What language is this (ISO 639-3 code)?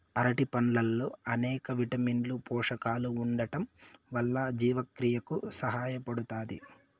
tel